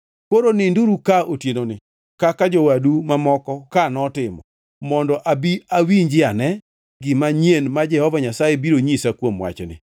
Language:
Luo (Kenya and Tanzania)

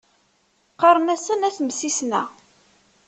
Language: Kabyle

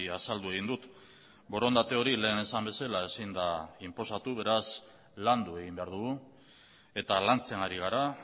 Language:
Basque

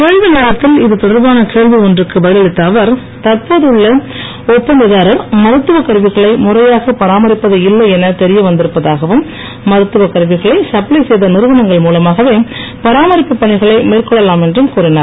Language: Tamil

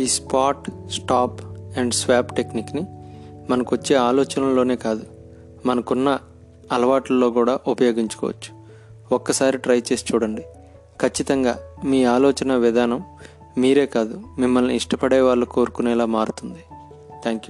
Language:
Telugu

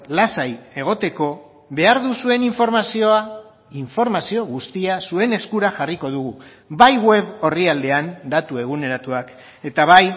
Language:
Basque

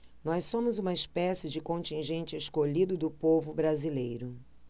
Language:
Portuguese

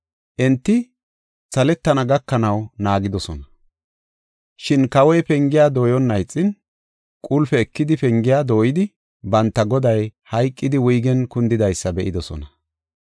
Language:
Gofa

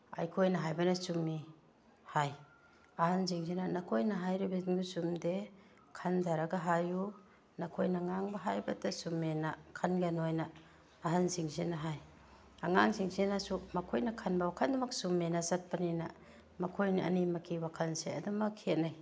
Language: Manipuri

